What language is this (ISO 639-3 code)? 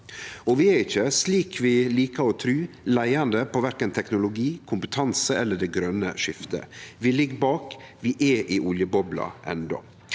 nor